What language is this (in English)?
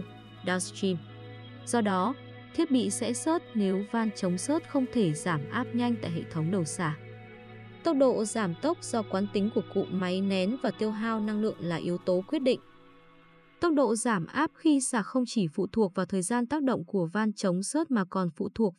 Vietnamese